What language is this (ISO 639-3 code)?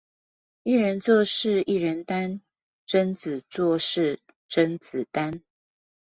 zho